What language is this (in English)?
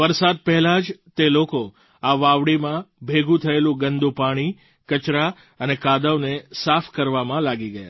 Gujarati